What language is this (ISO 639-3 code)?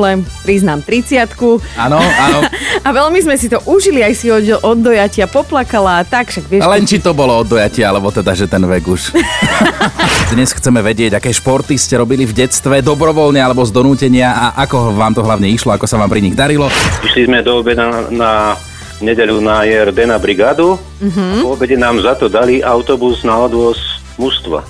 slk